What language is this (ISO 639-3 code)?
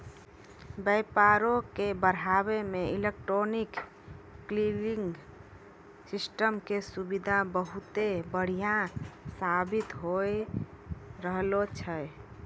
mai